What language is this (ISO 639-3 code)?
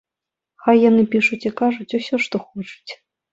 bel